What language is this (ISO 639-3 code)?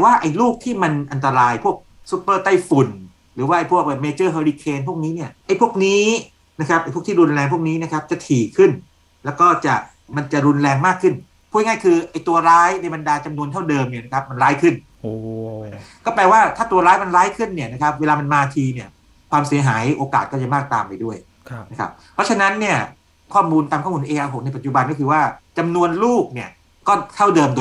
tha